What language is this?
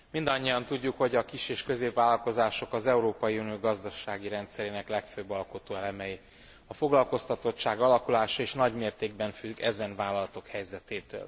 Hungarian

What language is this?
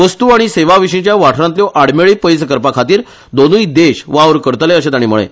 Konkani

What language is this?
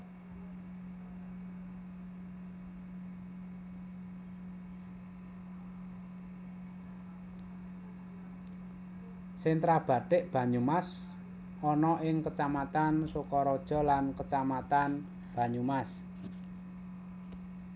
Javanese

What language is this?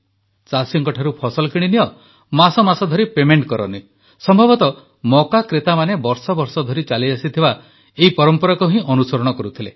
Odia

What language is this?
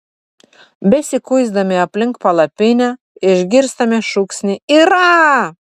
Lithuanian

